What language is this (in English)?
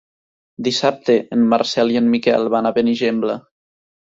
Catalan